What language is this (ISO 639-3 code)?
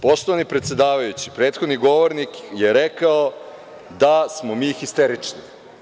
srp